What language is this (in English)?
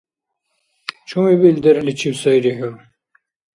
Dargwa